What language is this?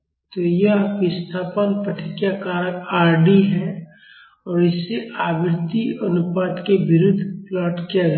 Hindi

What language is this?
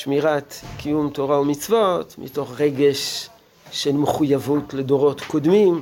Hebrew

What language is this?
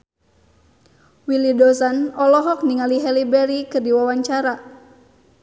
Sundanese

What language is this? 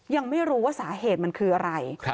Thai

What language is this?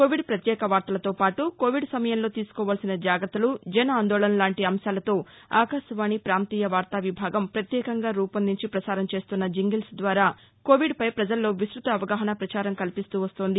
Telugu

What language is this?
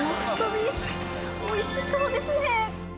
Japanese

